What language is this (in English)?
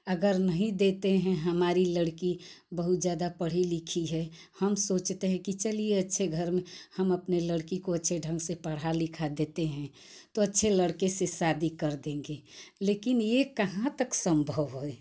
Hindi